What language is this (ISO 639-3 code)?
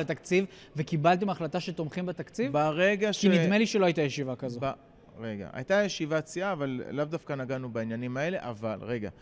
heb